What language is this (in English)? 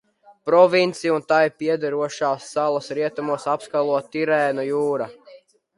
Latvian